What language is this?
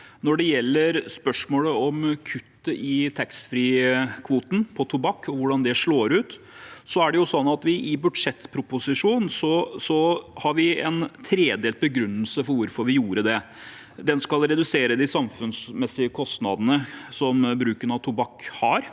Norwegian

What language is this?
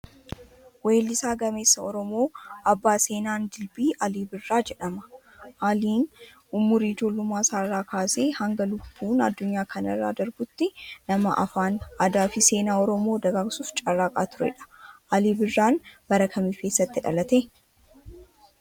Oromo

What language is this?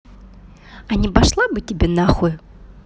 Russian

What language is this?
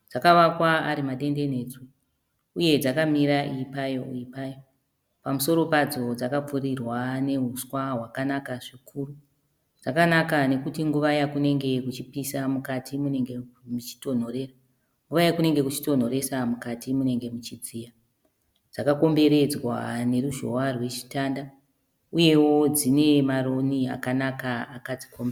Shona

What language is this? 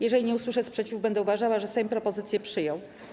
Polish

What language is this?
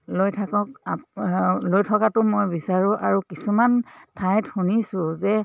Assamese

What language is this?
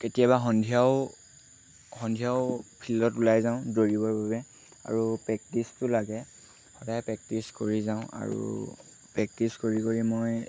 Assamese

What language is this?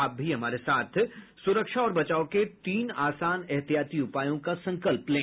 Hindi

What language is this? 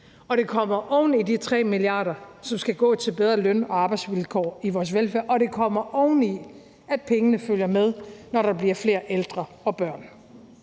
Danish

